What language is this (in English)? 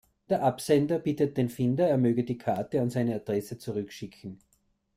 German